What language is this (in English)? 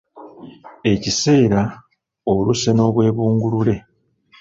Ganda